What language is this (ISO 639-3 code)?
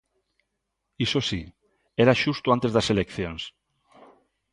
glg